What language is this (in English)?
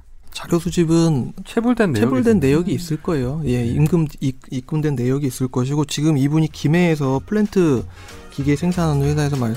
Korean